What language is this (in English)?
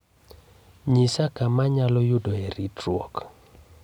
Luo (Kenya and Tanzania)